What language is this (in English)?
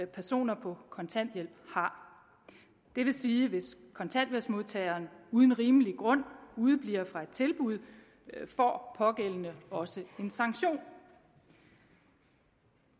Danish